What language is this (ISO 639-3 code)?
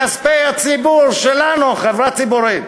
heb